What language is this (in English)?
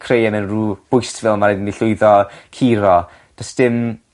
Welsh